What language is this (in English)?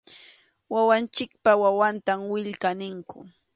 Arequipa-La Unión Quechua